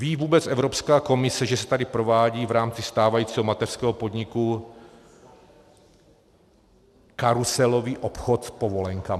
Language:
Czech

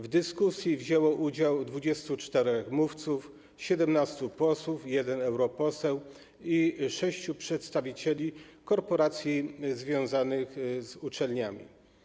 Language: Polish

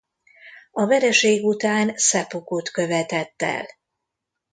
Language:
Hungarian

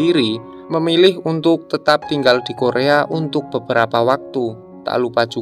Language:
Indonesian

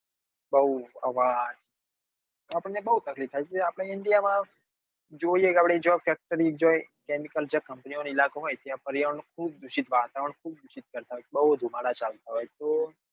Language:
Gujarati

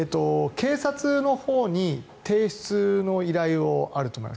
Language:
Japanese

